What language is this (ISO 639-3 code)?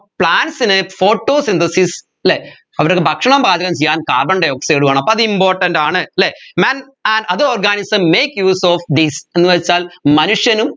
mal